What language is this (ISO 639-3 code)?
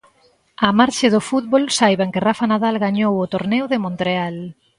glg